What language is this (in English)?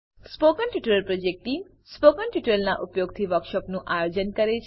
Gujarati